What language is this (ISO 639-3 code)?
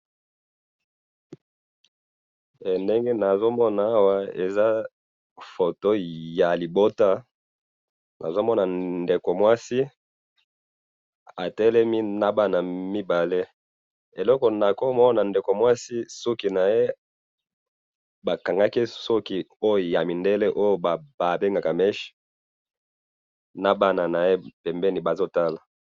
lin